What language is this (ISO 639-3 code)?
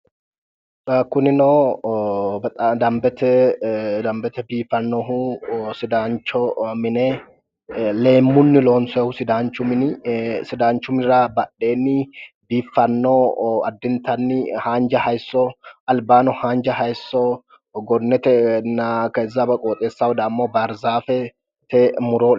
sid